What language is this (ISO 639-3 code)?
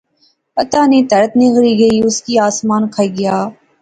phr